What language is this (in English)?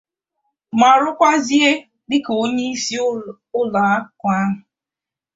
Igbo